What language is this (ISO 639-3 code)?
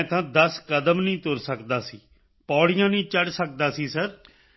pan